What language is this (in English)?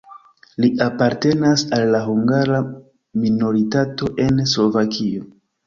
Esperanto